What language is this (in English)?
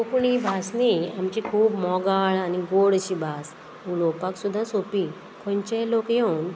Konkani